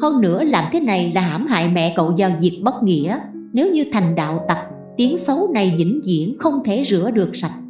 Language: Vietnamese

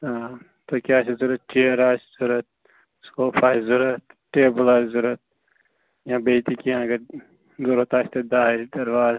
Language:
Kashmiri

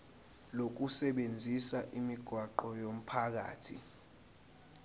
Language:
Zulu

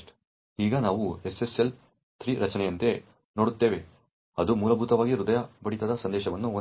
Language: Kannada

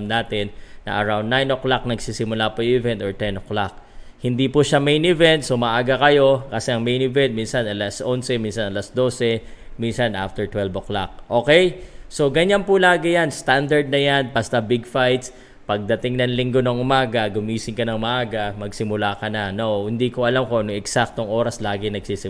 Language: Filipino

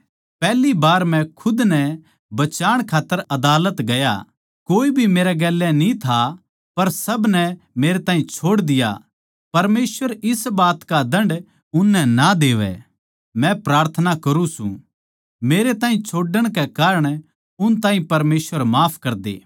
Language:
Haryanvi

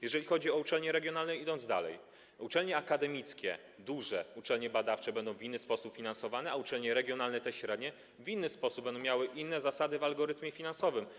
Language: Polish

